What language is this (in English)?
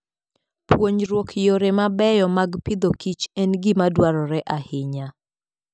Luo (Kenya and Tanzania)